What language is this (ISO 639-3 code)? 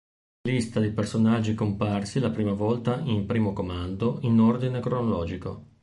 ita